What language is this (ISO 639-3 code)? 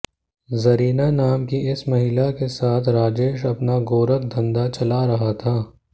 hin